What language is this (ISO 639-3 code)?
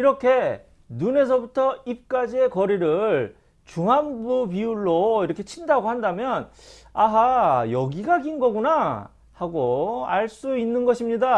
kor